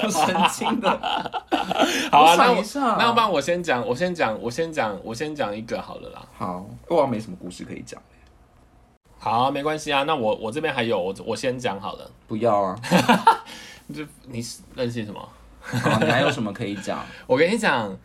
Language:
Chinese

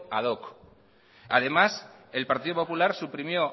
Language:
Spanish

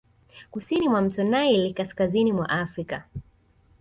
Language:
Swahili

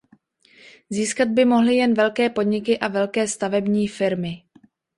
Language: Czech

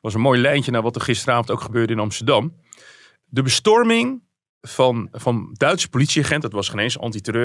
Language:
Dutch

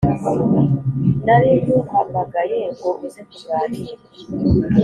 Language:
Kinyarwanda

